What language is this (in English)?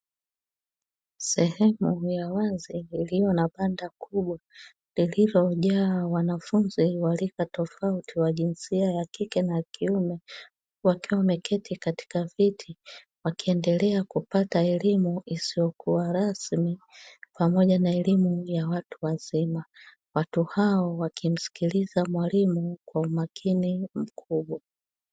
Swahili